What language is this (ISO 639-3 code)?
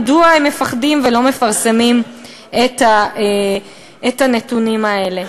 heb